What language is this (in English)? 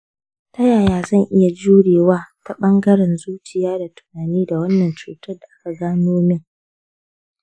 Hausa